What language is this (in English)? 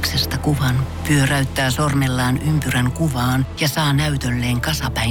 Finnish